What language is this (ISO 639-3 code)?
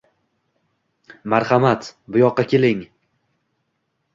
uzb